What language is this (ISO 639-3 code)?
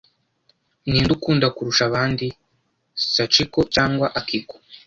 kin